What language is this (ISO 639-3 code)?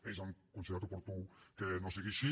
cat